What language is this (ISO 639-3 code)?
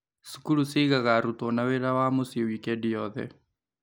kik